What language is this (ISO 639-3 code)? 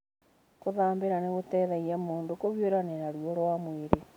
kik